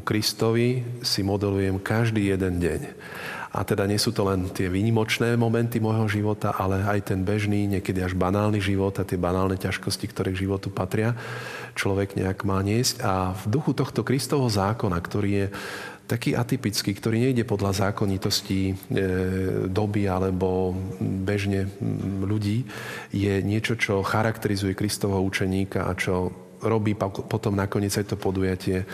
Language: Slovak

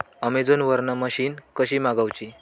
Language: Marathi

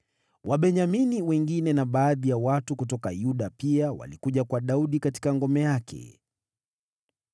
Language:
Swahili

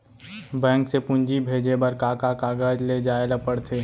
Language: Chhattisgarhi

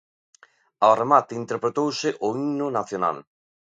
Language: Galician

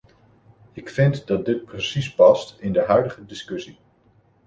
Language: Dutch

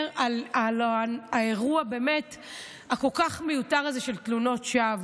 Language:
Hebrew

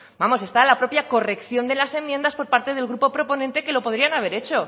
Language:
Spanish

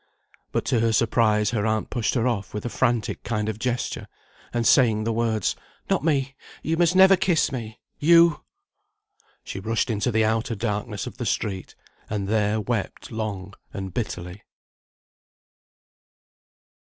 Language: English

